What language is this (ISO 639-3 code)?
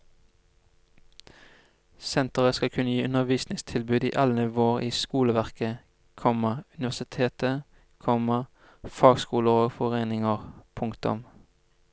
nor